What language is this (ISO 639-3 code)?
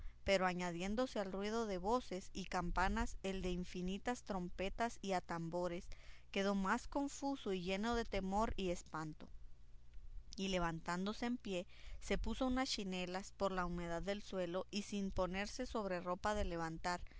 spa